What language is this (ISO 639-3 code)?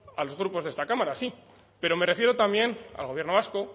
spa